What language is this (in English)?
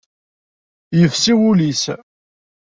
Kabyle